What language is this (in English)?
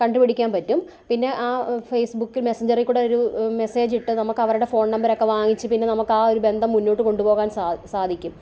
Malayalam